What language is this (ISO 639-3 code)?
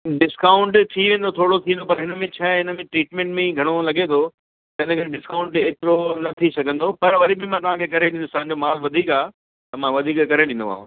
snd